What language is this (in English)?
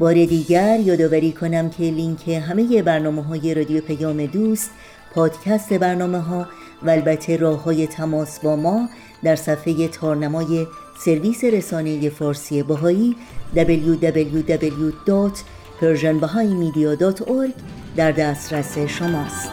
Persian